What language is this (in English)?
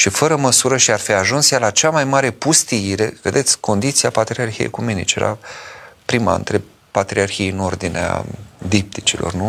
Romanian